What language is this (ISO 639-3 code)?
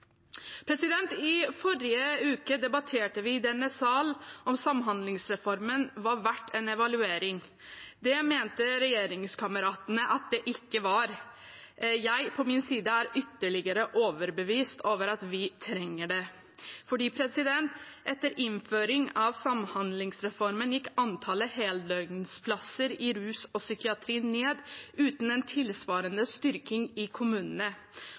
nob